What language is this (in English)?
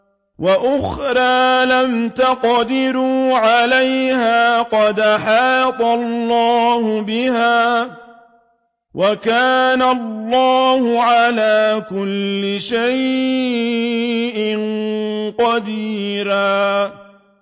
Arabic